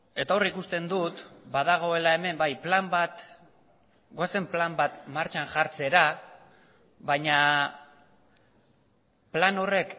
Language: Basque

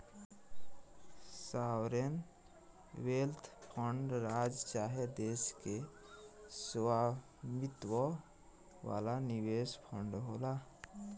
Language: Bhojpuri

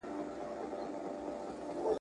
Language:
Pashto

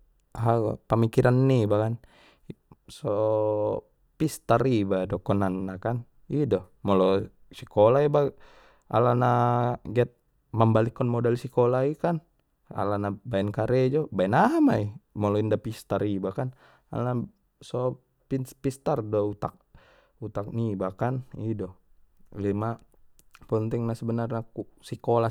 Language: Batak Mandailing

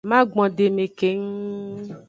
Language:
Aja (Benin)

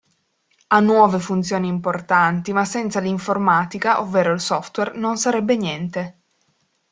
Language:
Italian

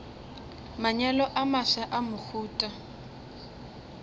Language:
Northern Sotho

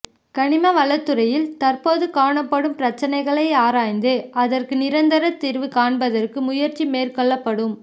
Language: Tamil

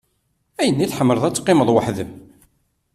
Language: Kabyle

